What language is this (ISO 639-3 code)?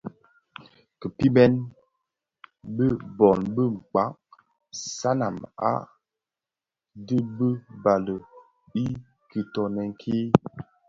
ksf